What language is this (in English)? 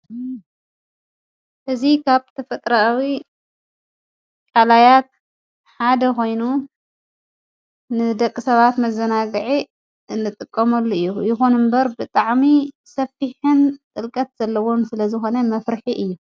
Tigrinya